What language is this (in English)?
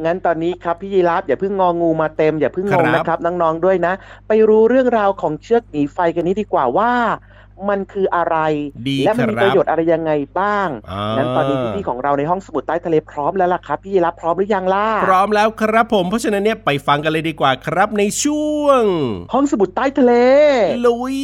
Thai